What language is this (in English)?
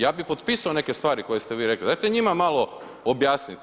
Croatian